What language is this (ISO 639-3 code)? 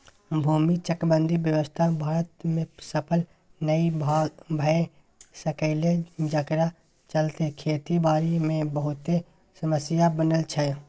mai